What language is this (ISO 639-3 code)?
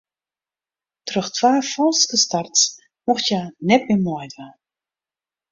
fry